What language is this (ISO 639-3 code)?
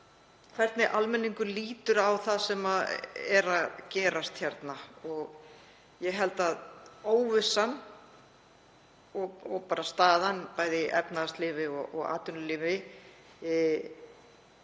isl